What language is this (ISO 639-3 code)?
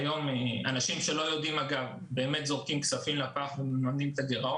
heb